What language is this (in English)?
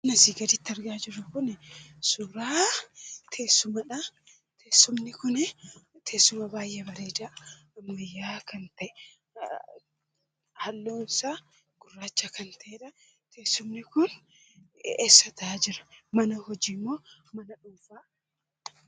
Oromo